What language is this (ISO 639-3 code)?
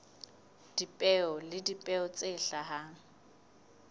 sot